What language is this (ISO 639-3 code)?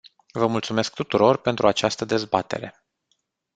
ron